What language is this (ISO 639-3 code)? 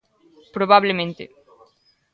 glg